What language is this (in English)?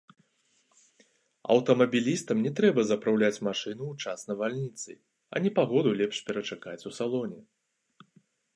Belarusian